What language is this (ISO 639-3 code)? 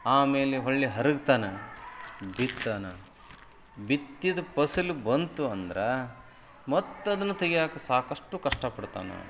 kan